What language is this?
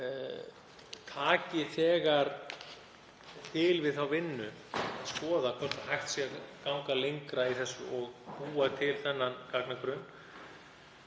Icelandic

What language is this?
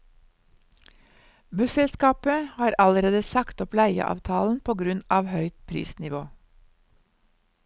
Norwegian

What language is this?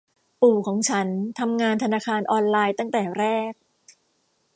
Thai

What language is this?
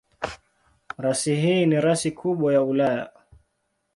Swahili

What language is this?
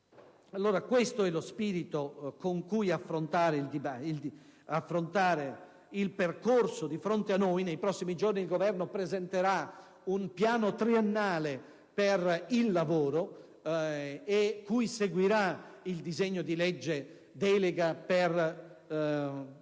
Italian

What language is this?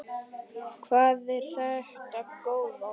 Icelandic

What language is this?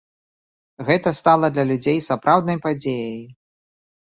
Belarusian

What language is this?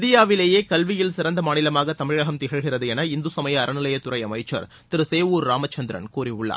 Tamil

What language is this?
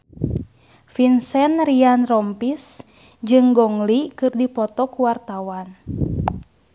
Sundanese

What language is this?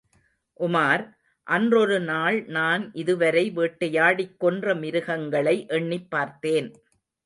Tamil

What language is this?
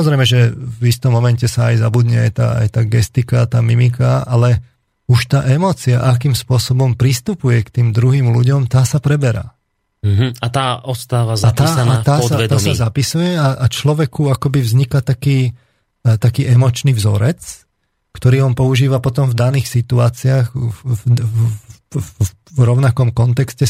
Slovak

